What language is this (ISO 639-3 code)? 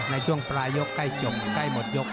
tha